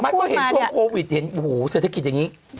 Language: Thai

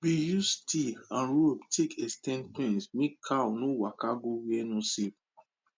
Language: Nigerian Pidgin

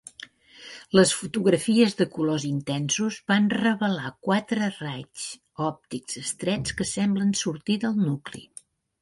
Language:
Catalan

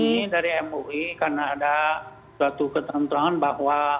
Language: Indonesian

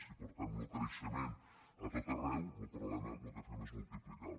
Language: Catalan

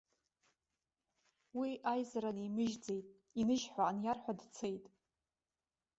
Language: Abkhazian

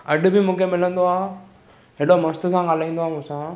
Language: Sindhi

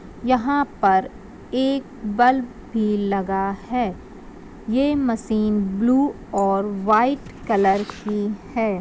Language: Magahi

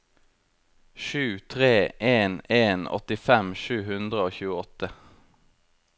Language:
Norwegian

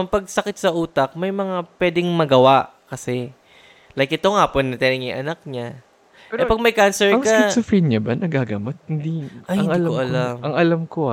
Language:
Filipino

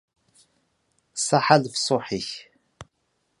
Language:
Kabyle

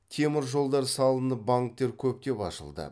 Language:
Kazakh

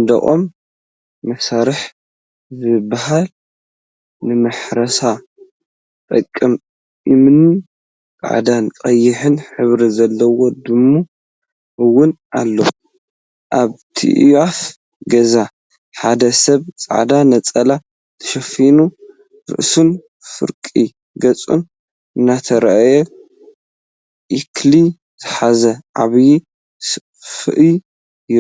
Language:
Tigrinya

